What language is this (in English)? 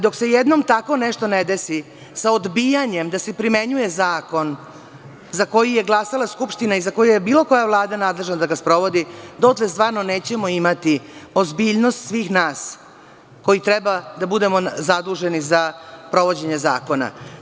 Serbian